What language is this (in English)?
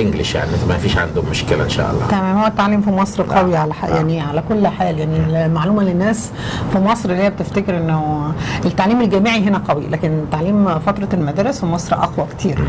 Arabic